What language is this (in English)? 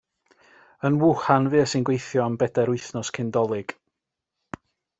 Welsh